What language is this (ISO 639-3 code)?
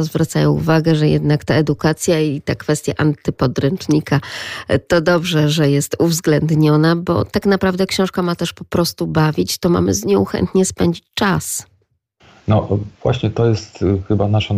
pol